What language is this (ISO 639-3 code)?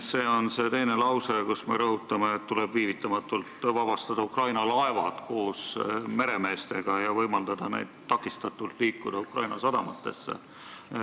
est